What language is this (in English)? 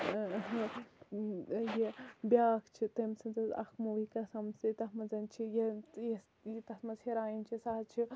Kashmiri